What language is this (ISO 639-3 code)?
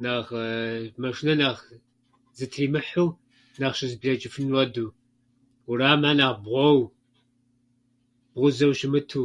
kbd